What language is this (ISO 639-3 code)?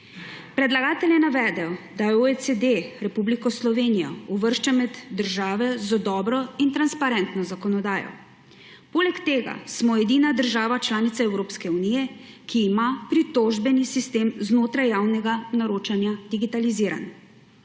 slv